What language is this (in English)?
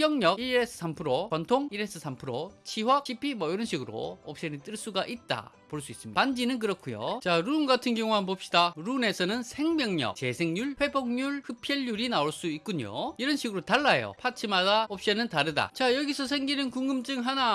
Korean